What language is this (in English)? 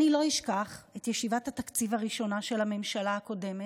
Hebrew